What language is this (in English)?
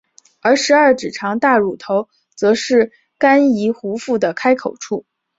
Chinese